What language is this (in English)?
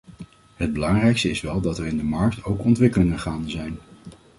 Dutch